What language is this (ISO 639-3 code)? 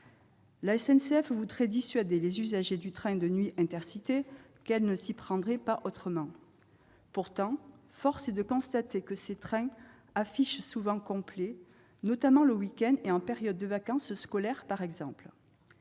fra